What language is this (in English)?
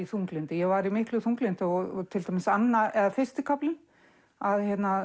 Icelandic